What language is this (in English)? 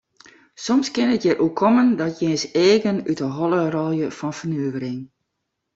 Western Frisian